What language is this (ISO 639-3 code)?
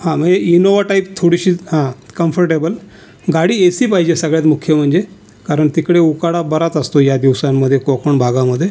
mar